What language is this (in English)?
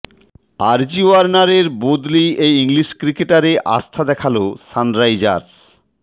Bangla